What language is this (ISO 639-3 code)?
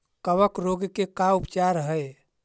mag